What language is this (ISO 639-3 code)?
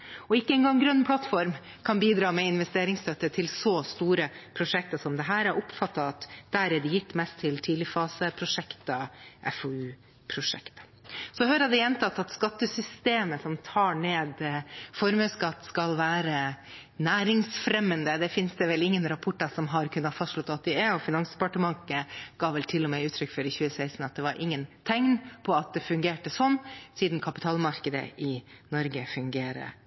nob